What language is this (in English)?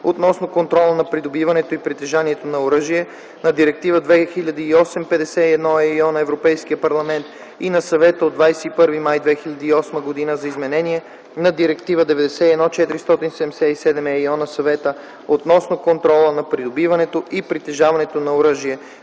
Bulgarian